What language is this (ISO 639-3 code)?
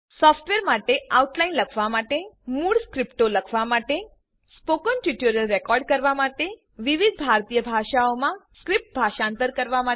guj